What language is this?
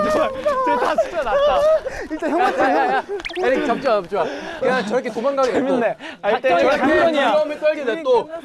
Korean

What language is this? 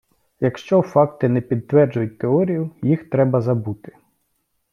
Ukrainian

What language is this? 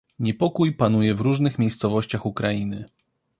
Polish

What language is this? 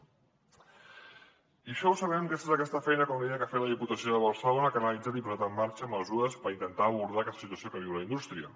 Catalan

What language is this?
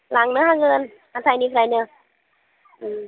Bodo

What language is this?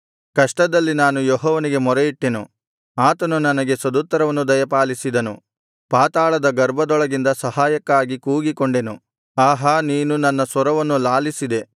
Kannada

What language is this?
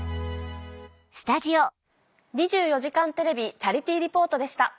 Japanese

